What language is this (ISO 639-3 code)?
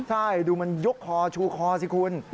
tha